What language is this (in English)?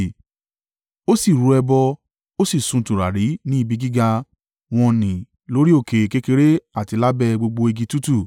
Yoruba